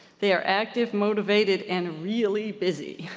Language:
English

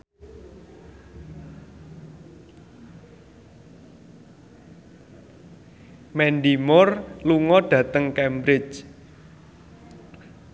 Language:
Javanese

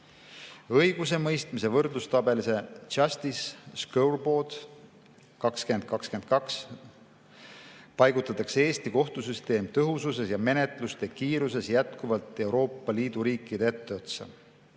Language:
Estonian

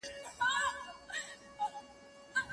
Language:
Pashto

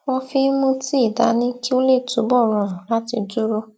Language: Yoruba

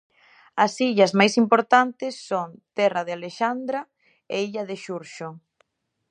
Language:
Galician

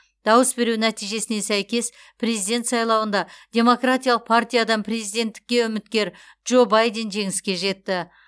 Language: Kazakh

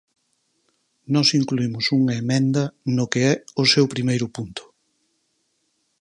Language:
Galician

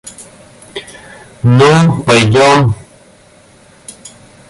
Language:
Russian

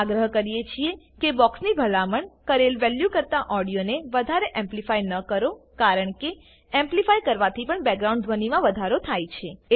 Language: Gujarati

